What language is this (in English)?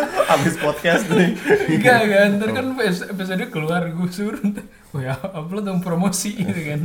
Indonesian